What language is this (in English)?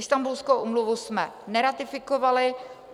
Czech